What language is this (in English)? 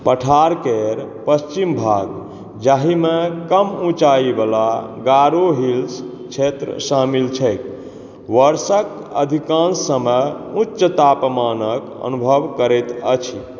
Maithili